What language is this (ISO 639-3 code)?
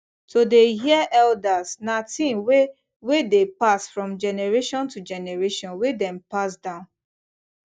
pcm